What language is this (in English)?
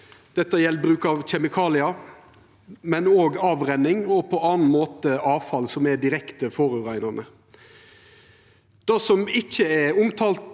Norwegian